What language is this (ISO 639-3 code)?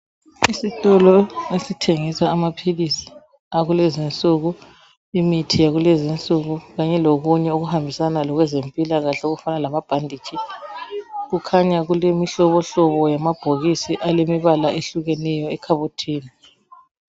nde